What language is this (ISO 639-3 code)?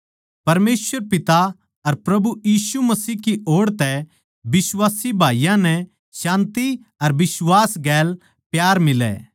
bgc